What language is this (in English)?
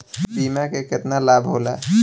Bhojpuri